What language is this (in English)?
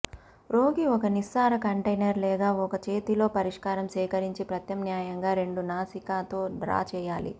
Telugu